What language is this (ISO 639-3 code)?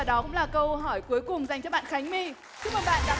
vie